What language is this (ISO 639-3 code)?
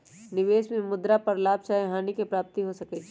mag